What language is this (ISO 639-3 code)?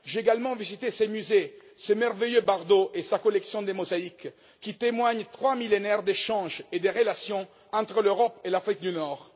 fra